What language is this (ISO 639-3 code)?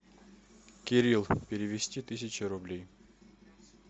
rus